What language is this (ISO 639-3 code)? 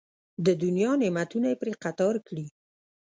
pus